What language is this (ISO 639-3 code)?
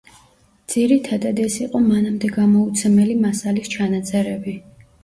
kat